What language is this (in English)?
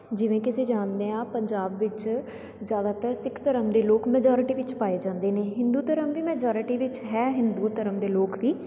Punjabi